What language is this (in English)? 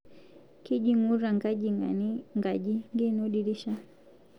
Masai